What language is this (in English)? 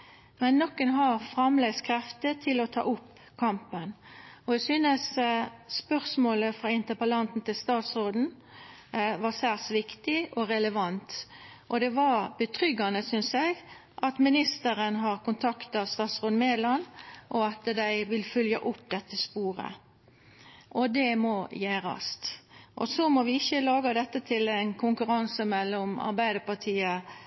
Norwegian Nynorsk